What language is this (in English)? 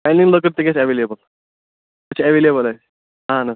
Kashmiri